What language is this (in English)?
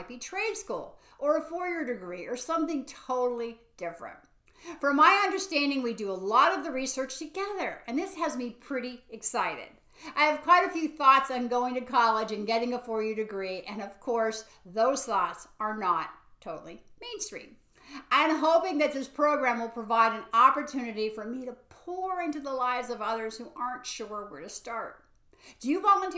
English